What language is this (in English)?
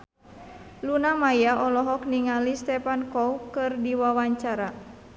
Sundanese